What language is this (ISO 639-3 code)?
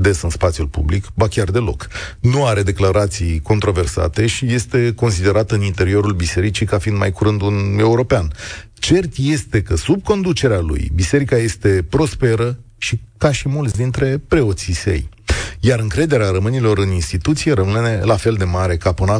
ron